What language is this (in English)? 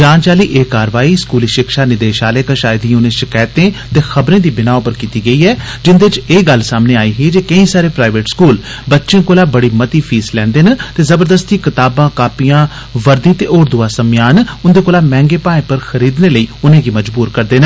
Dogri